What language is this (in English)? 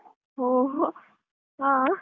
Kannada